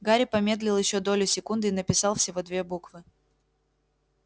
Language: Russian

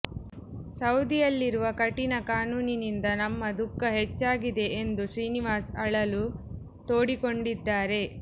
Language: Kannada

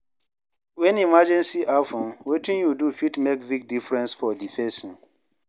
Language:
Nigerian Pidgin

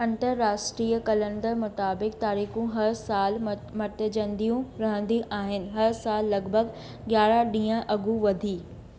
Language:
Sindhi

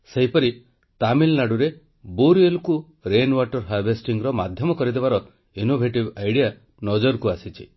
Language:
Odia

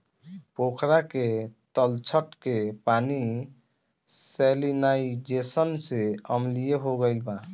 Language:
Bhojpuri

